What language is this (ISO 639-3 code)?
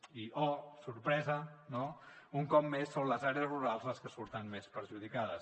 cat